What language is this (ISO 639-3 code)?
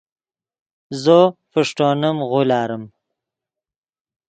ydg